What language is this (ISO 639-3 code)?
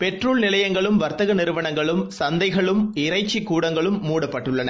tam